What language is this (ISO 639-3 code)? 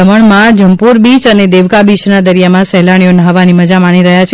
guj